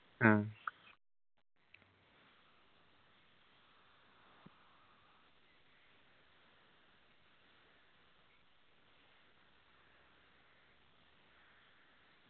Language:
Malayalam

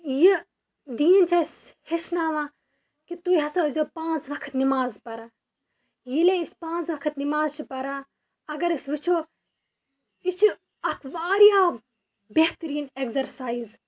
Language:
Kashmiri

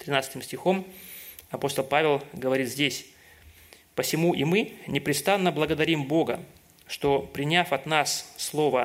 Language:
Russian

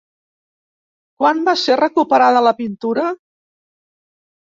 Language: Catalan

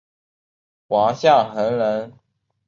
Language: Chinese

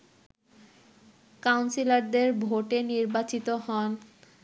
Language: Bangla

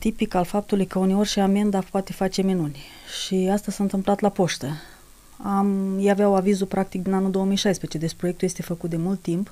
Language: Romanian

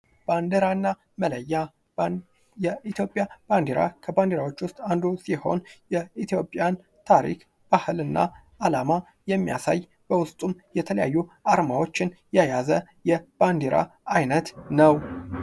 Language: Amharic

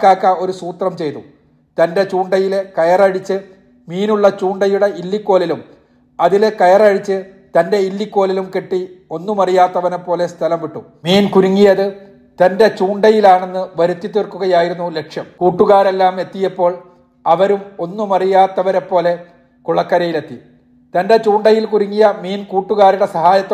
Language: Malayalam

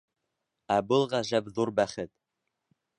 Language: Bashkir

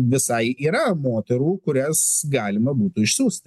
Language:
Lithuanian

